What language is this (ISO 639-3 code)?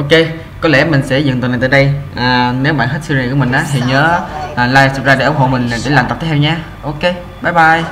vie